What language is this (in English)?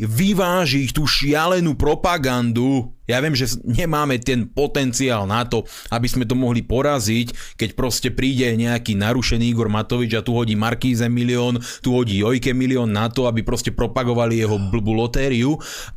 Slovak